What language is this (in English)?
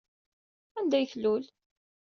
Kabyle